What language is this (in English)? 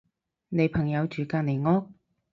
Cantonese